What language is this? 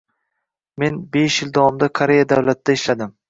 Uzbek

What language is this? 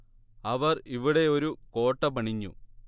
Malayalam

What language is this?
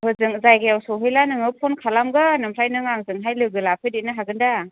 Bodo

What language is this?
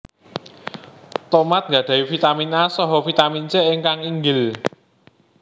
Javanese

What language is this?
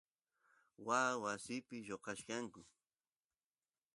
Santiago del Estero Quichua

